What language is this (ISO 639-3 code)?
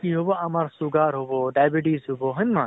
asm